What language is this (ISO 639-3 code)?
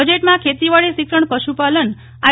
guj